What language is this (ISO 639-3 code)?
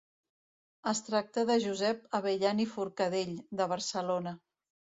cat